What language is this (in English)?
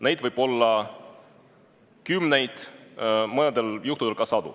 Estonian